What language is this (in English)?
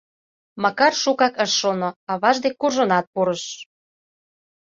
Mari